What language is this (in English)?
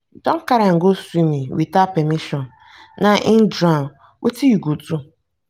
Nigerian Pidgin